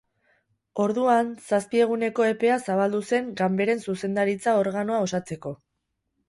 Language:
Basque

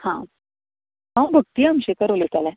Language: Konkani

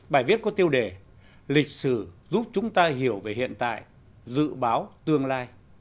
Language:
Vietnamese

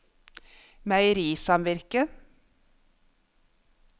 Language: Norwegian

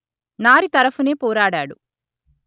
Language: Telugu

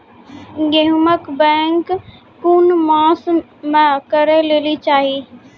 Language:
Maithili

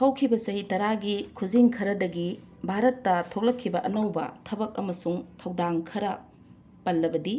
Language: Manipuri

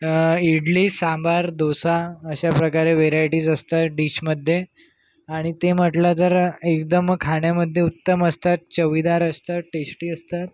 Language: Marathi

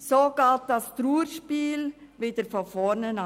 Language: Swiss German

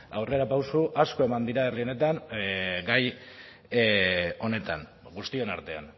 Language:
Basque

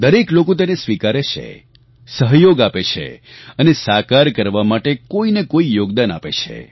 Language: Gujarati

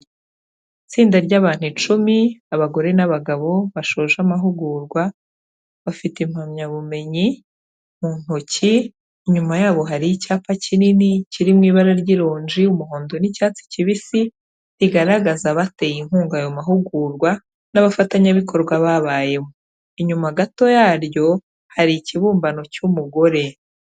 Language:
Kinyarwanda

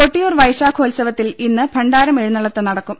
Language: Malayalam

